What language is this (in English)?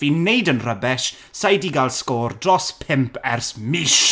Welsh